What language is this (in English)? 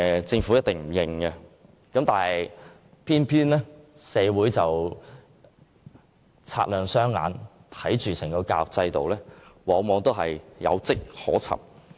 Cantonese